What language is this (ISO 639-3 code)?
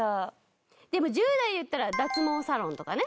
jpn